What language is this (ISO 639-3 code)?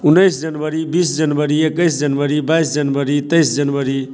mai